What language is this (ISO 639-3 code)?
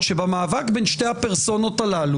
heb